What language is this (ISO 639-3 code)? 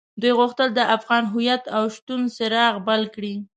pus